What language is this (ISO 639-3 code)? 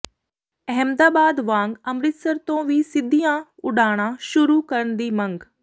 pan